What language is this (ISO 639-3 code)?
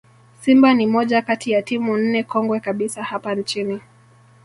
swa